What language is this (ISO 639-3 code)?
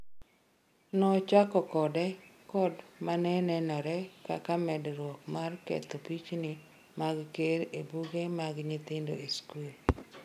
luo